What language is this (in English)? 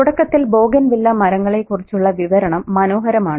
Malayalam